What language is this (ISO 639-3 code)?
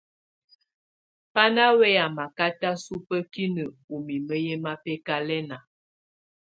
tvu